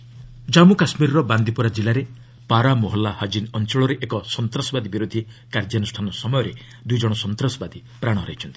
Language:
Odia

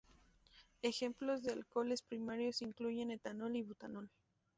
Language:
Spanish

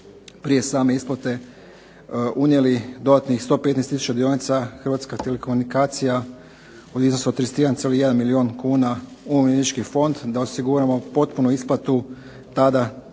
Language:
Croatian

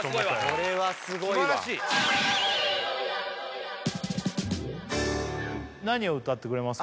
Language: Japanese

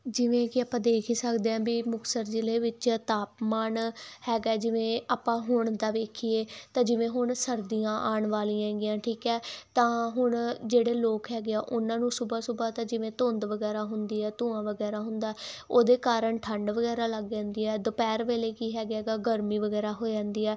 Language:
Punjabi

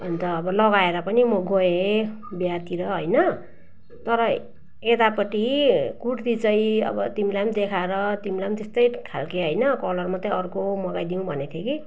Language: Nepali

